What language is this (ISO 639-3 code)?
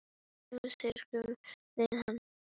isl